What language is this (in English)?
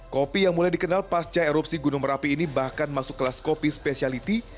Indonesian